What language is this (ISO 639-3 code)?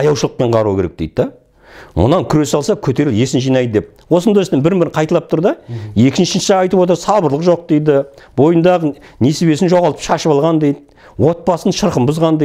kor